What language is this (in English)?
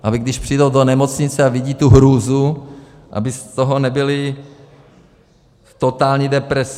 Czech